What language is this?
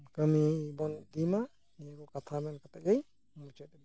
Santali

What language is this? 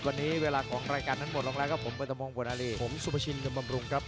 Thai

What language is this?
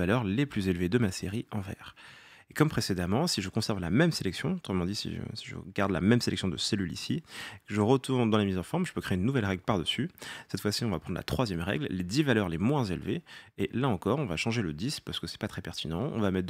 French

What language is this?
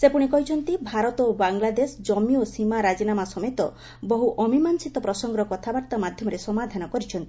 Odia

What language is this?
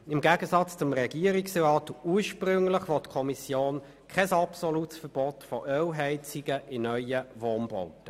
Swiss German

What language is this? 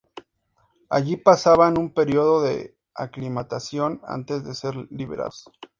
Spanish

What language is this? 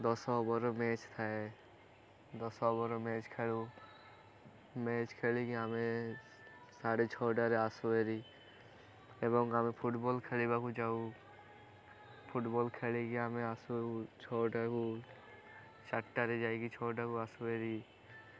Odia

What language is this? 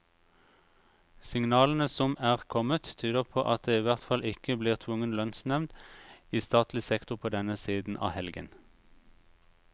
Norwegian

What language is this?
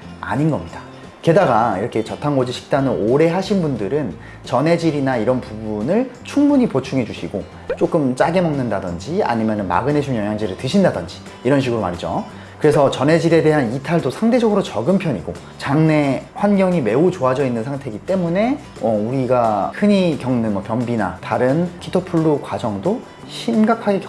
Korean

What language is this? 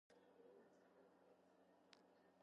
Georgian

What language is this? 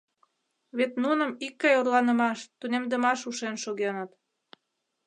Mari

